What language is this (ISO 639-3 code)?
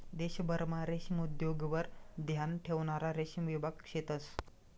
mar